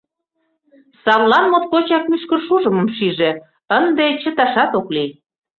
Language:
Mari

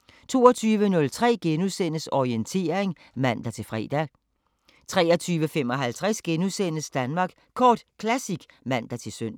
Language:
Danish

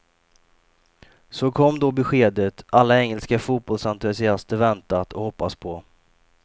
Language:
Swedish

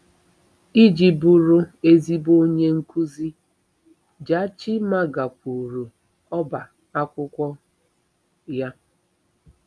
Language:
Igbo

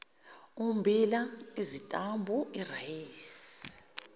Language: Zulu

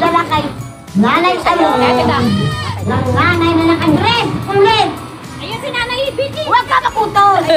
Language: Thai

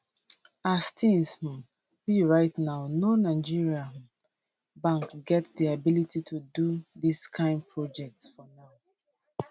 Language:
Nigerian Pidgin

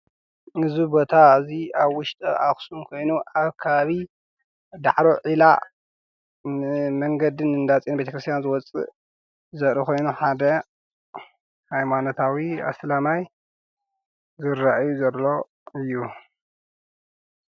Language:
Tigrinya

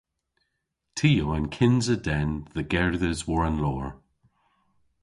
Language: Cornish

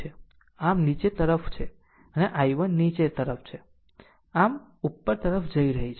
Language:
Gujarati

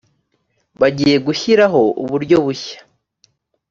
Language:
Kinyarwanda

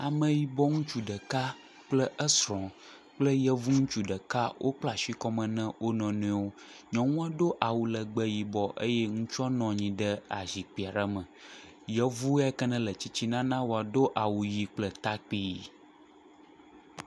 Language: Ewe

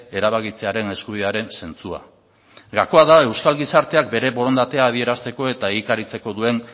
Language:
Basque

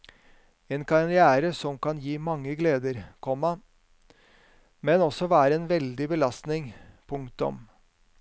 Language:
Norwegian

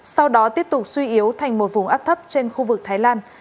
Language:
Vietnamese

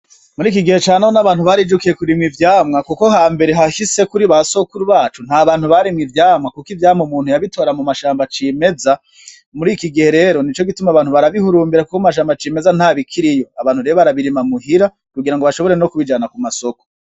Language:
Rundi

